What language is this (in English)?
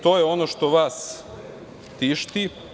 Serbian